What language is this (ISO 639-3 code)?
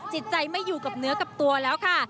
tha